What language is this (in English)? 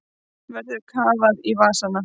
Icelandic